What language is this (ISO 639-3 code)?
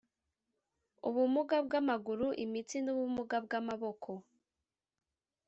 kin